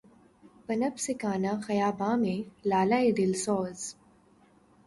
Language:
Urdu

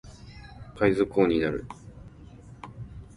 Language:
Japanese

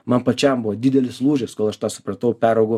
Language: Lithuanian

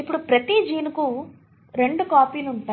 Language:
Telugu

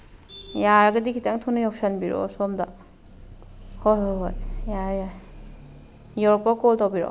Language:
Manipuri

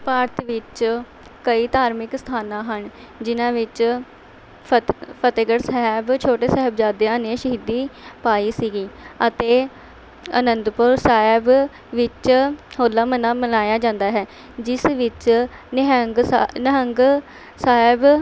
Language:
Punjabi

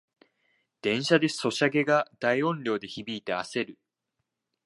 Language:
Japanese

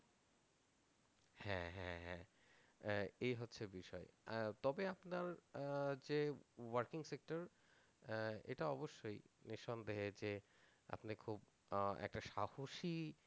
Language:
Bangla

